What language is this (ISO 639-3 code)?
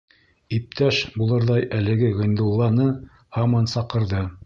bak